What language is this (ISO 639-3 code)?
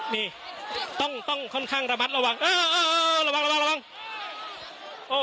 tha